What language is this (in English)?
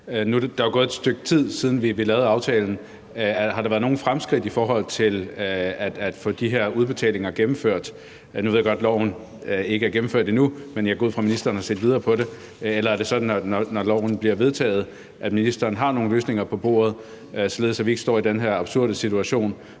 Danish